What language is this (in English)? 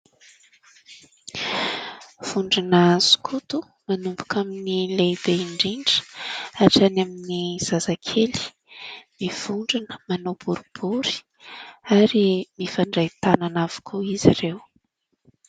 Malagasy